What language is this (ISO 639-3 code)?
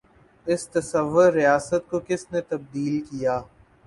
urd